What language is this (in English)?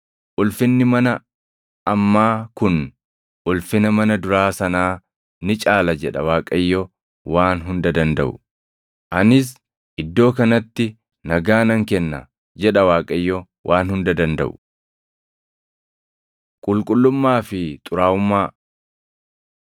Oromo